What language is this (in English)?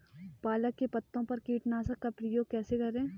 Hindi